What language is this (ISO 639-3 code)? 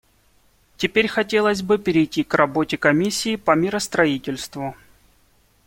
rus